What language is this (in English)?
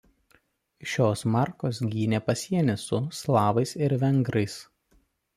Lithuanian